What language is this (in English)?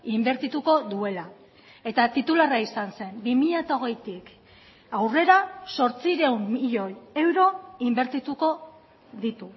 Basque